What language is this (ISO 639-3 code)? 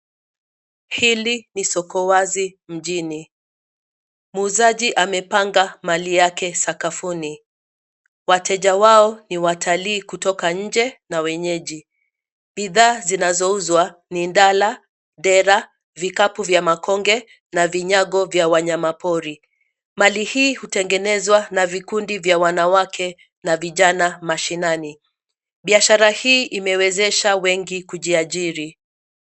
swa